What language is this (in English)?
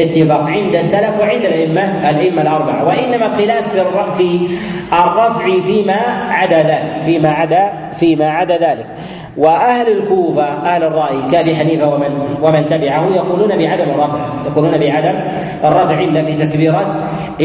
Arabic